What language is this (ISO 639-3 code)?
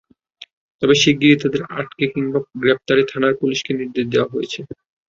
ben